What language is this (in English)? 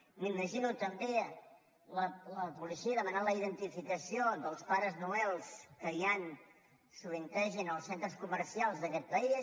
Catalan